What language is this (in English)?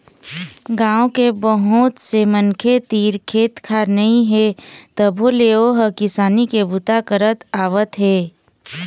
Chhattisgarhi